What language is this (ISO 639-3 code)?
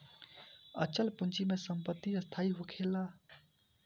bho